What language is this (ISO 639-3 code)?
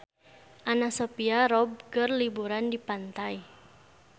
sun